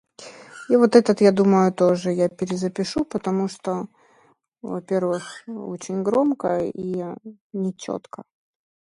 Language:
Russian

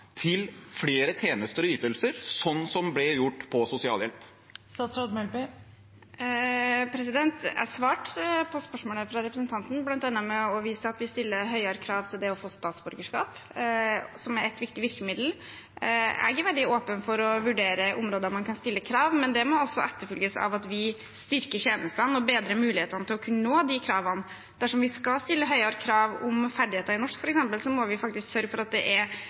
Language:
Norwegian Bokmål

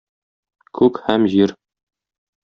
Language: Tatar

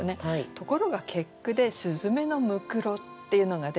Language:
Japanese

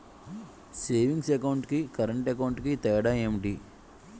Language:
Telugu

